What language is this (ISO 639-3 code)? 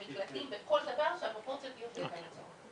heb